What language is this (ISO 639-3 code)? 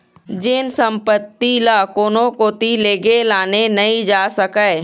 hne